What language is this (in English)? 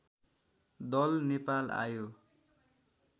Nepali